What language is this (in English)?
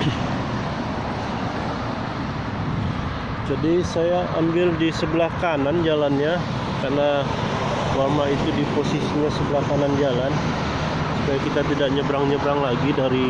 Indonesian